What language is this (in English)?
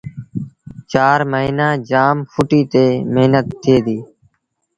Sindhi Bhil